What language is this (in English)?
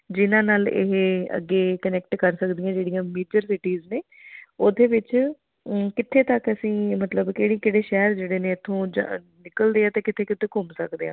Punjabi